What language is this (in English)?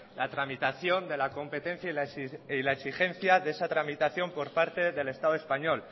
Spanish